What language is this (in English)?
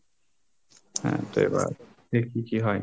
Bangla